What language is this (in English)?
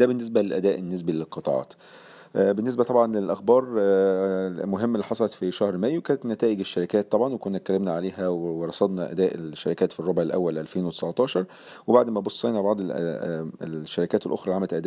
Arabic